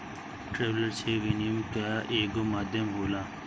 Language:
Bhojpuri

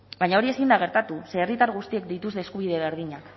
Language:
Basque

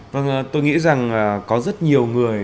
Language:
Vietnamese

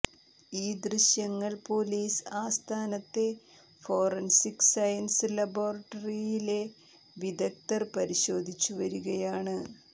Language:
Malayalam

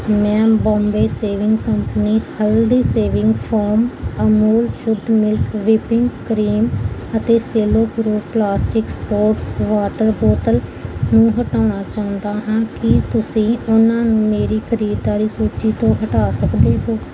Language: Punjabi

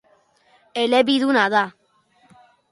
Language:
Basque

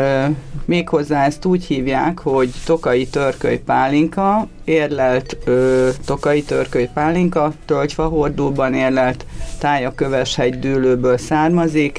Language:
Hungarian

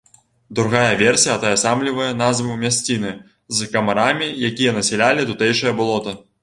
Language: Belarusian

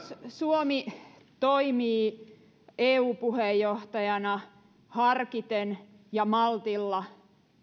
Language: Finnish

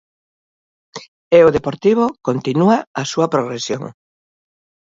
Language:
Galician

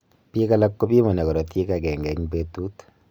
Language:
Kalenjin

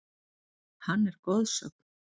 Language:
Icelandic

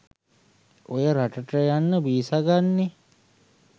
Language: Sinhala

